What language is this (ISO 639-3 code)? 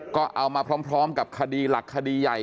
tha